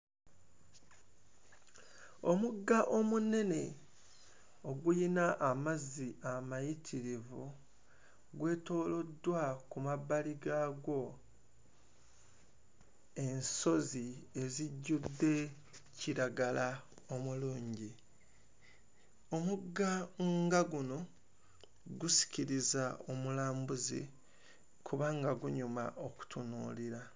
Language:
Ganda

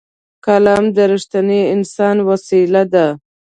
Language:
Pashto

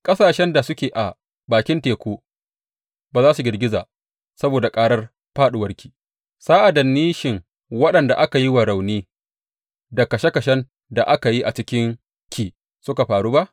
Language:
Hausa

